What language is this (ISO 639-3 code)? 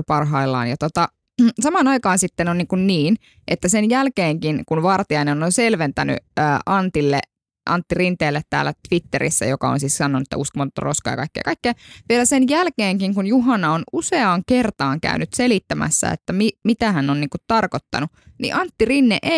fin